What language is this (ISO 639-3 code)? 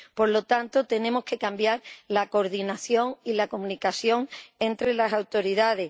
spa